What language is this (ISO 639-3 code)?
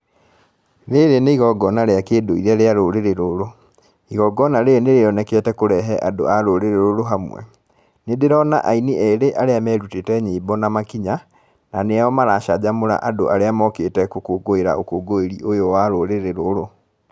kik